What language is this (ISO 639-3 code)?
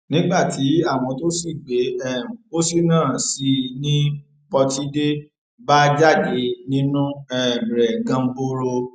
yor